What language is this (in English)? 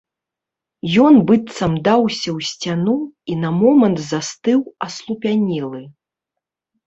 Belarusian